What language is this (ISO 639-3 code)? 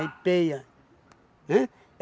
por